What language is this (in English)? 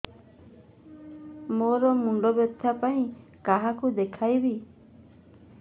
Odia